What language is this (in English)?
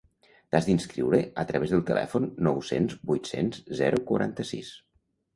Catalan